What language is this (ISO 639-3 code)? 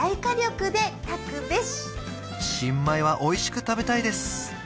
jpn